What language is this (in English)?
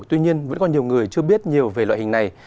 Vietnamese